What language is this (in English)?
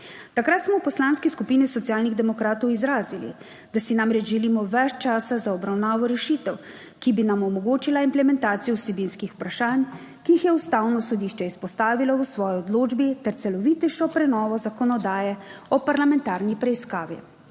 Slovenian